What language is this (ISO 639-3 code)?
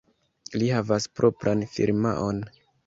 epo